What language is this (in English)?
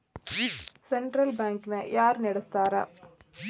Kannada